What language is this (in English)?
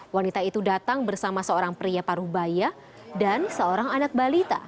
Indonesian